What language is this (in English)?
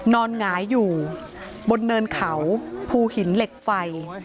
Thai